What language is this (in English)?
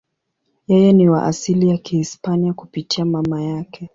Swahili